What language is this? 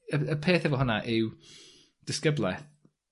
Welsh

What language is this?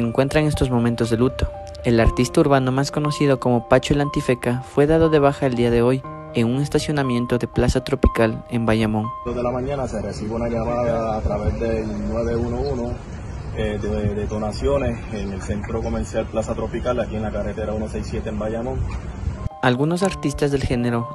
Spanish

